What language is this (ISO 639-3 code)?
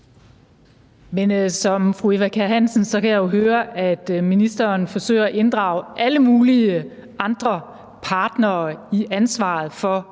dan